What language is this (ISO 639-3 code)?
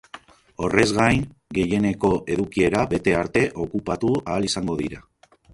eus